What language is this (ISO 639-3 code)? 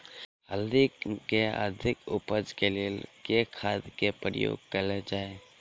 mai